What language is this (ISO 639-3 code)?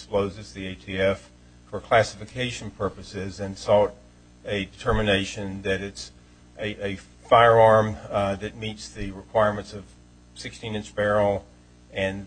eng